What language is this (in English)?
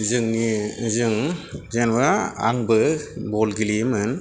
Bodo